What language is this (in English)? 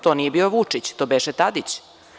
Serbian